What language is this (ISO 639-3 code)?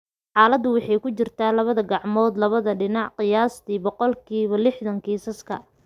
som